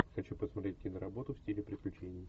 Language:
Russian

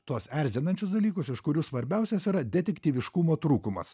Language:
Lithuanian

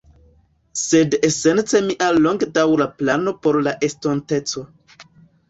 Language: Esperanto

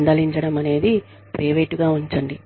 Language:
Telugu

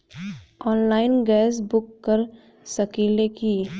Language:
Bhojpuri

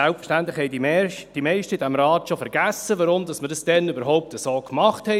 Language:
Swiss German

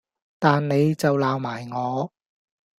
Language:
Cantonese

